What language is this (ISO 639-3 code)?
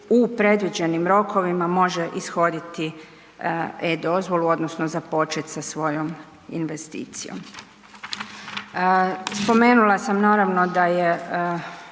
hrv